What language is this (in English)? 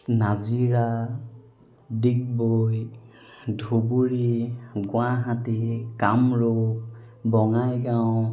Assamese